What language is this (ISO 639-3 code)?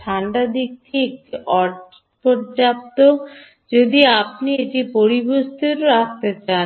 ben